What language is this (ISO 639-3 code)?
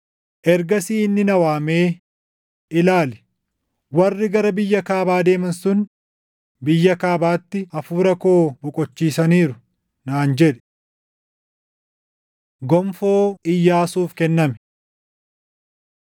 orm